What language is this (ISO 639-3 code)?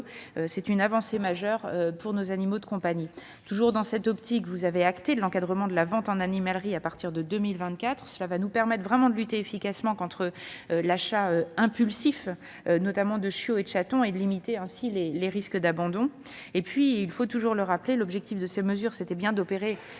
fra